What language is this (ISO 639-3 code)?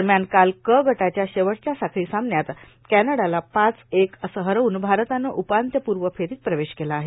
mar